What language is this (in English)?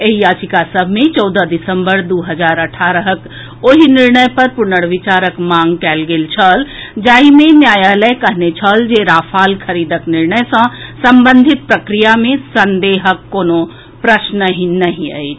Maithili